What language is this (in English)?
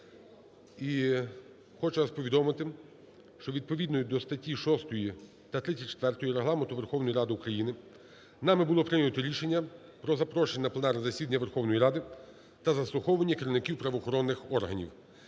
Ukrainian